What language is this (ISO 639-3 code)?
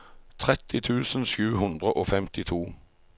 nor